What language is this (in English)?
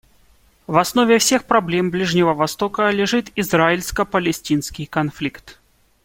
Russian